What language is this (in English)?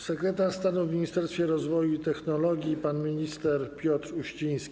Polish